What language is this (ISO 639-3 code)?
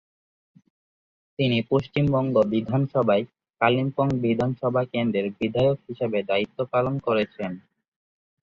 ben